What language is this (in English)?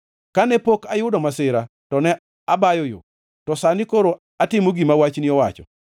Luo (Kenya and Tanzania)